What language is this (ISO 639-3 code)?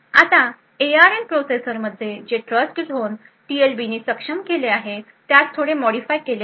mar